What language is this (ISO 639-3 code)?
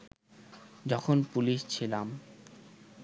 ben